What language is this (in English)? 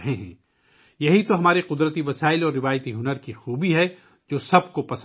Urdu